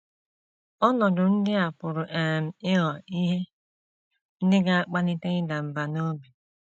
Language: Igbo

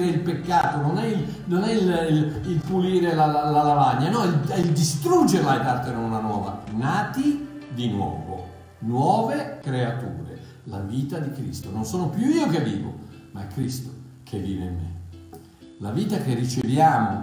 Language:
Italian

